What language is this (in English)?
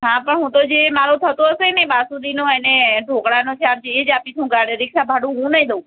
Gujarati